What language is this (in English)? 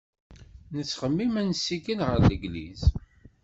Kabyle